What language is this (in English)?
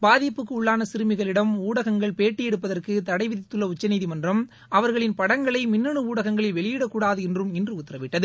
Tamil